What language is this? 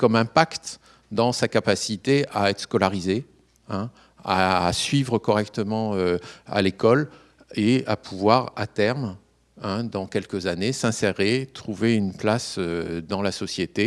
French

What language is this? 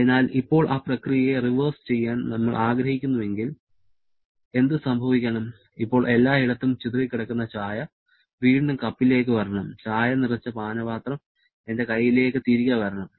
Malayalam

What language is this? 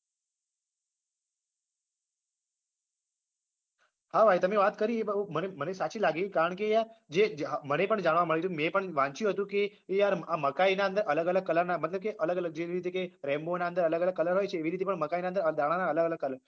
Gujarati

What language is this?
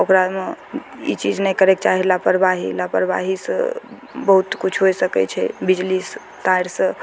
Maithili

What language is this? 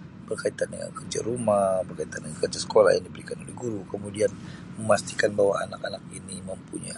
Sabah Malay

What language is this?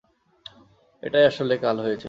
Bangla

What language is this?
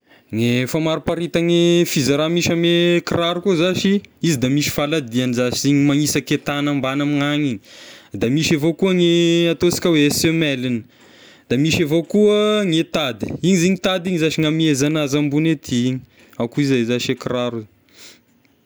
Tesaka Malagasy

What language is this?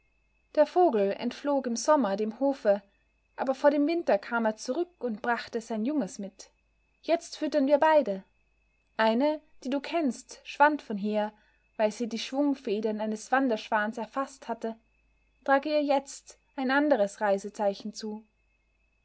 German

